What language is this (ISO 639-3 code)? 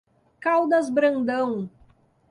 por